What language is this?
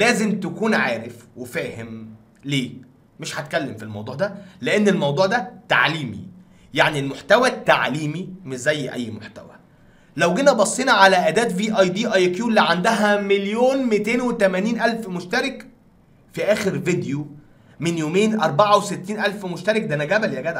Arabic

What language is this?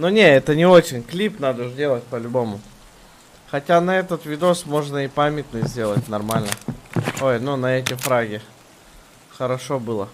Russian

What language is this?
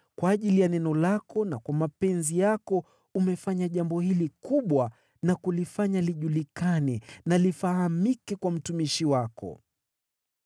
Swahili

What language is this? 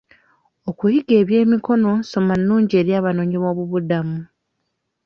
Ganda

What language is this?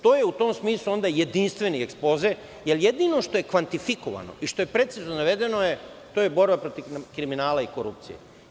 Serbian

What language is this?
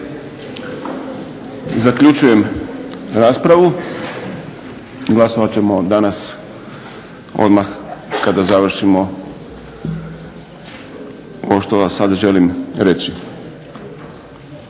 Croatian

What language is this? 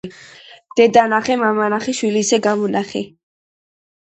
Georgian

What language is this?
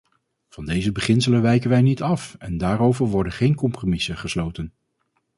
Dutch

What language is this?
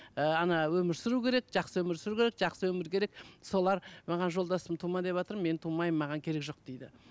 Kazakh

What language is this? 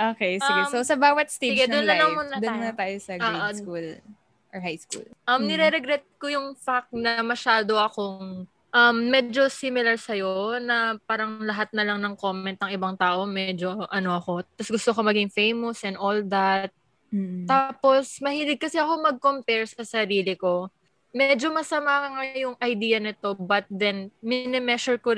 Filipino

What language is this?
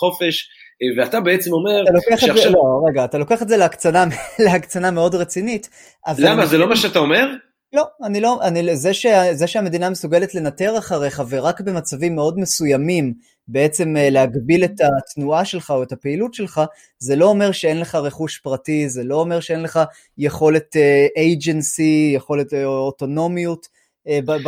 Hebrew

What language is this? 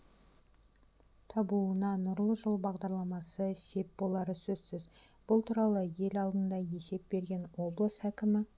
Kazakh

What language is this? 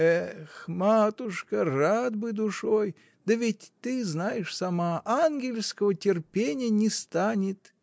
Russian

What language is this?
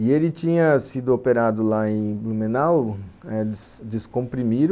Portuguese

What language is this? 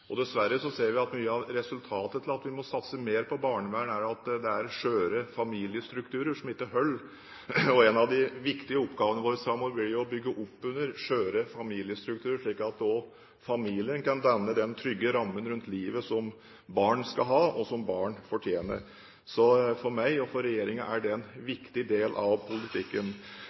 Norwegian Bokmål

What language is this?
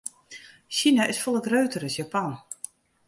Western Frisian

